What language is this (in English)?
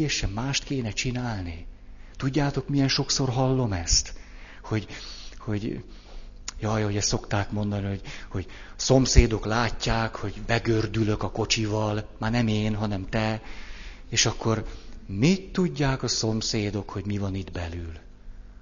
Hungarian